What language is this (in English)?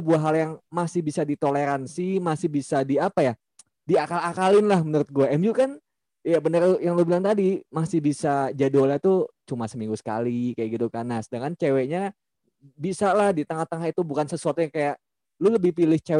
Indonesian